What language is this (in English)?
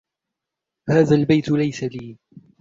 Arabic